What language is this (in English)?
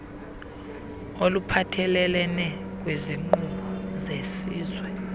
Xhosa